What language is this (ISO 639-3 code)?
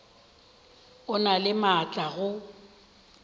nso